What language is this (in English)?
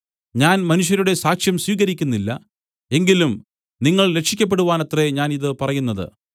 Malayalam